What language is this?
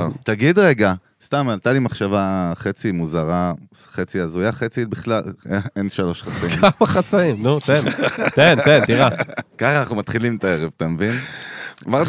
Hebrew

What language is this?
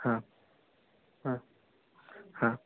Kannada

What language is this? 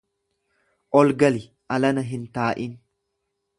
Oromo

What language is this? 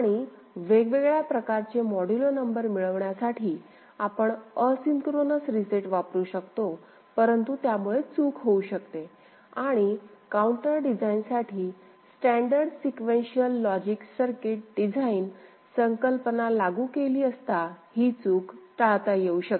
Marathi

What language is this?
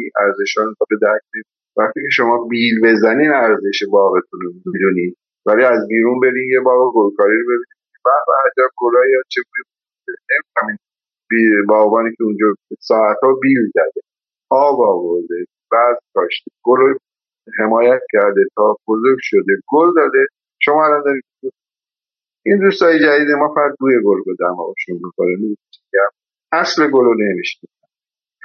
Persian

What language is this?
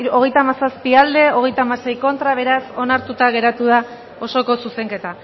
Basque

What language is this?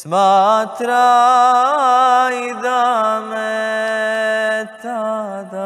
Romanian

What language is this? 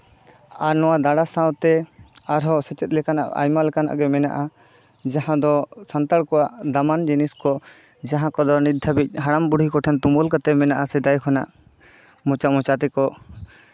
Santali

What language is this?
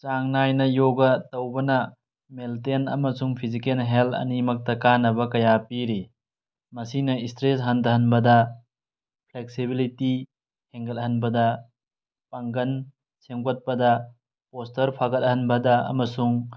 Manipuri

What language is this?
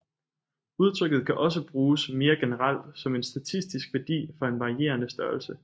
Danish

